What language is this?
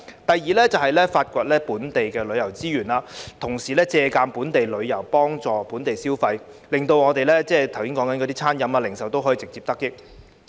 Cantonese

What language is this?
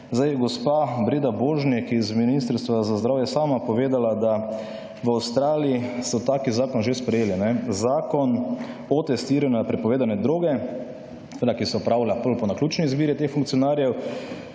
Slovenian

